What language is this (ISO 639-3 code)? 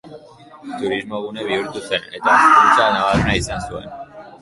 eus